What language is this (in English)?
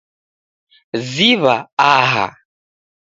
Taita